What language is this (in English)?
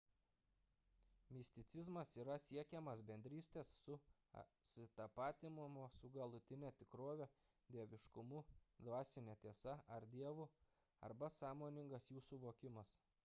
Lithuanian